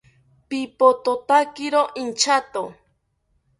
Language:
South Ucayali Ashéninka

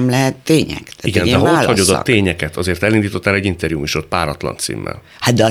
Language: Hungarian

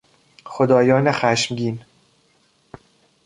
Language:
Persian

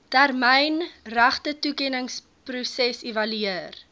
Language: Afrikaans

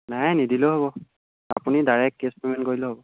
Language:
Assamese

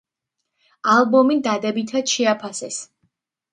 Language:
Georgian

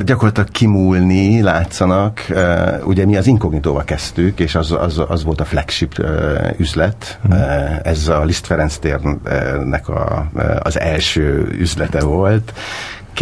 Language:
Hungarian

